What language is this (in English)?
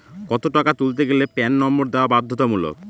Bangla